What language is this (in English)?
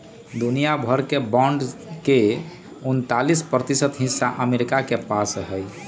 Magahi